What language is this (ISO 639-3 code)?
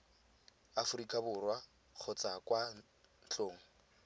tsn